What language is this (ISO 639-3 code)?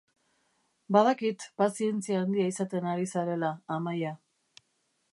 eus